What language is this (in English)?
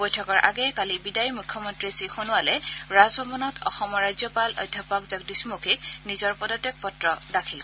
Assamese